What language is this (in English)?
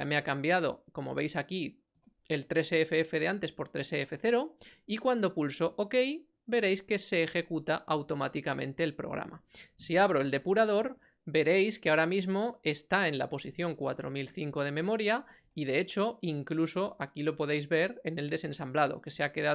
Spanish